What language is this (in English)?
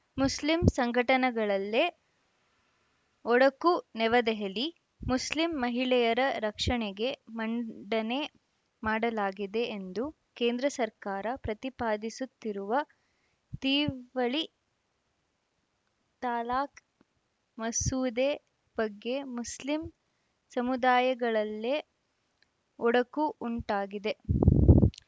Kannada